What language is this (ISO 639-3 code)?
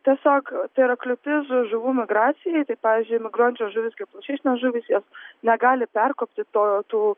lit